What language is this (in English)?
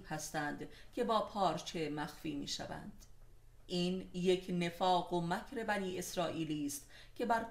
Persian